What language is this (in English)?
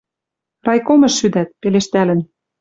Western Mari